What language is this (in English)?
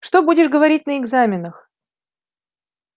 Russian